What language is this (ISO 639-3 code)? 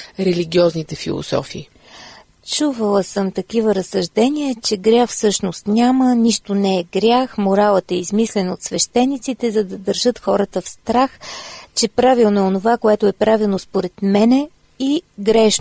bul